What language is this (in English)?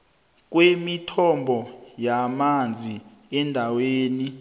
South Ndebele